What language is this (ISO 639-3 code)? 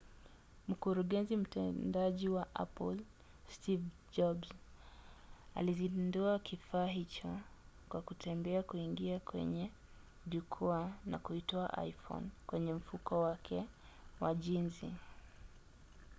swa